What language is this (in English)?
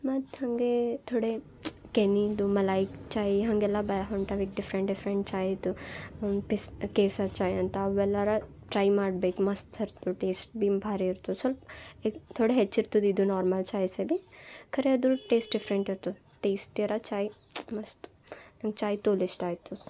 Kannada